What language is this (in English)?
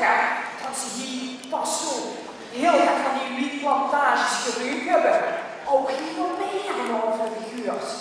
Dutch